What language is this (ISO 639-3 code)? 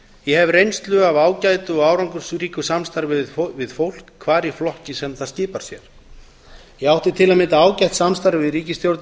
isl